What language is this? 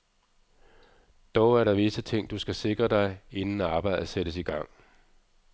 Danish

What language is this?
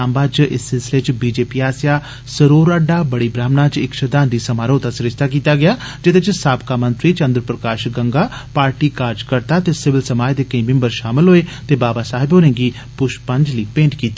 Dogri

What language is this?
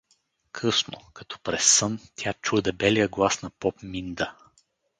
Bulgarian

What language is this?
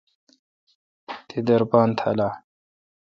Kalkoti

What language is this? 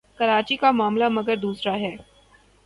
Urdu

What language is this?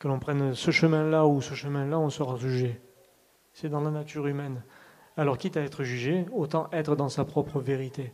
French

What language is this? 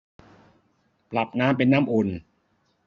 Thai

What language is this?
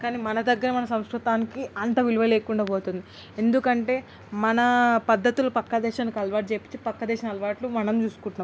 Telugu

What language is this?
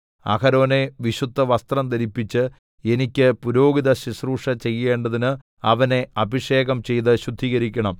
Malayalam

